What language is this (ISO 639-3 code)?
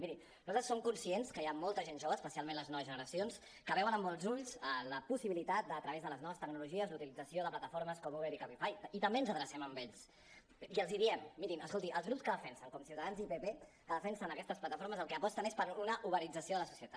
cat